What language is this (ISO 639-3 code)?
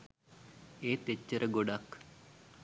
sin